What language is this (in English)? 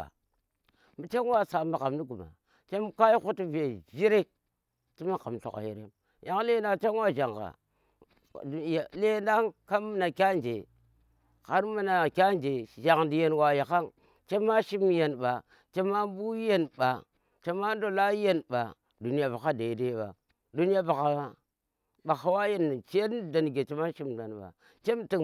Tera